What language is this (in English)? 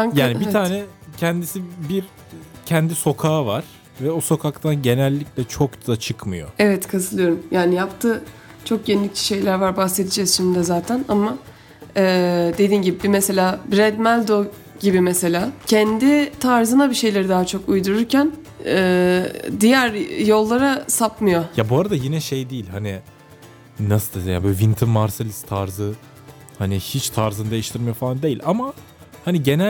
Turkish